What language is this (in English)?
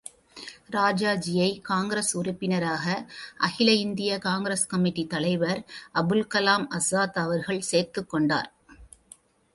Tamil